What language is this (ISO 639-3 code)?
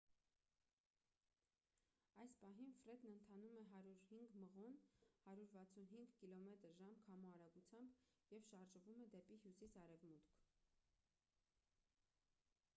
hye